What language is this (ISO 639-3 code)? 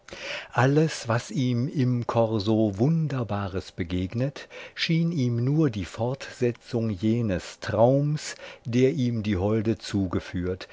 deu